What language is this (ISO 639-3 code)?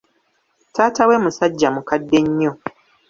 lug